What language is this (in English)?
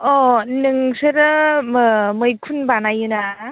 Bodo